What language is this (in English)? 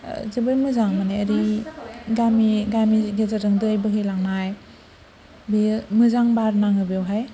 Bodo